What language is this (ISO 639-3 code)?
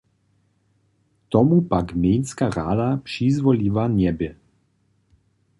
hsb